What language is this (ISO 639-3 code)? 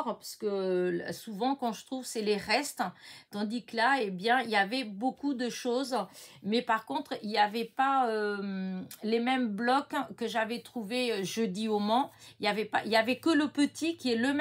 fra